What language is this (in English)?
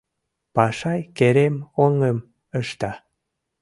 Mari